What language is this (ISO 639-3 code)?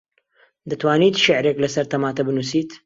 ckb